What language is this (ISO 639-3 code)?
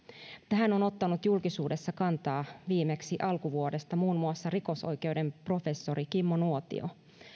fin